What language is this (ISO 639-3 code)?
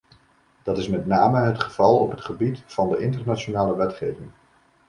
nld